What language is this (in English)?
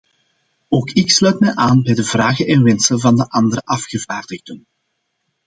Dutch